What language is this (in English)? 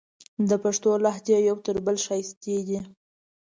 Pashto